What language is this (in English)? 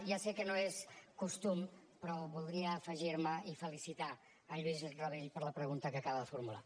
Catalan